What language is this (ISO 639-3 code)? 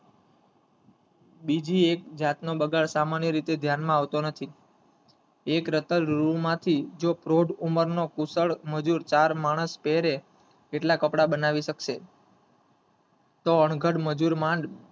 guj